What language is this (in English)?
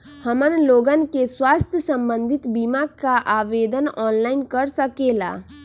Magahi